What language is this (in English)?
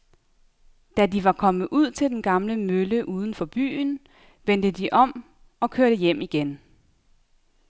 Danish